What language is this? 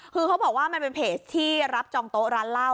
Thai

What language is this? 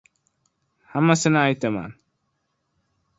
Uzbek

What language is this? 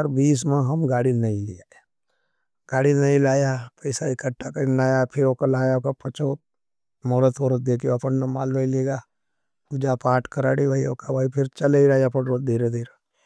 Nimadi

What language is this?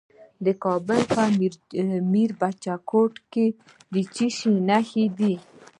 Pashto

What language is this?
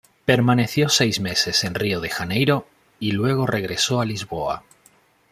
Spanish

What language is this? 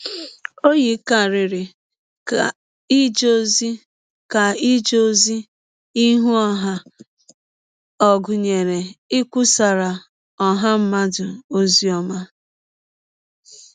Igbo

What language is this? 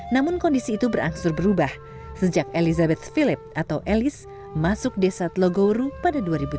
Indonesian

